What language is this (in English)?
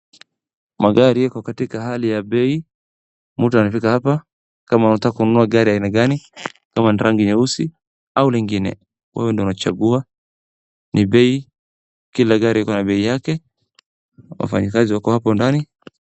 Swahili